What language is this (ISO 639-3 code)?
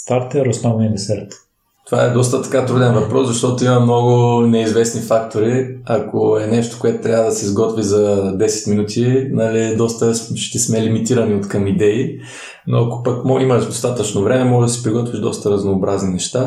bul